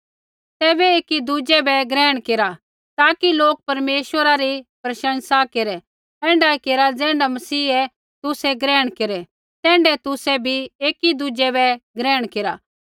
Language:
Kullu Pahari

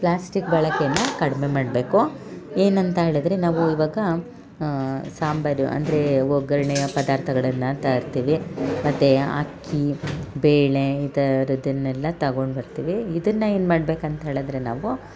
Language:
Kannada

